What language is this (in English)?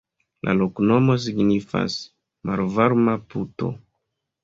Esperanto